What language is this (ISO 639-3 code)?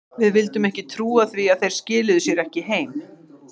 isl